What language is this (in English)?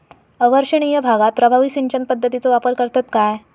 Marathi